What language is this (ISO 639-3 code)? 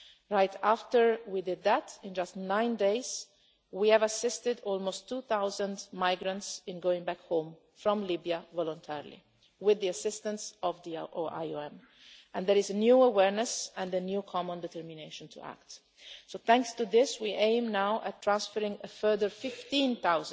eng